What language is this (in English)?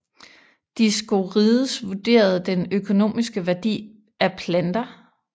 Danish